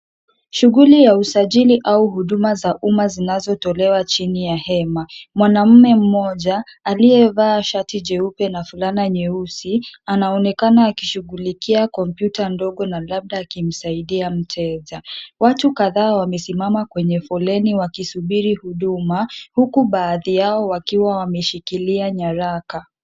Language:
Swahili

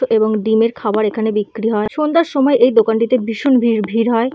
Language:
Bangla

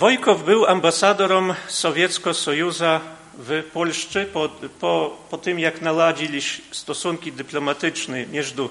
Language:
Polish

